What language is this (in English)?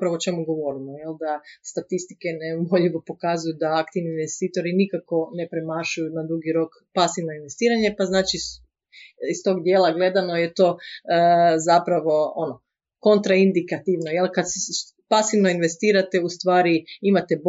Croatian